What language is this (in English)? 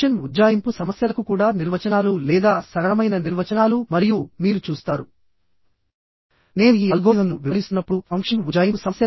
Telugu